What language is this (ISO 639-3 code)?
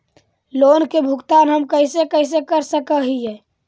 mag